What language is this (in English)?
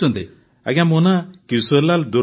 Odia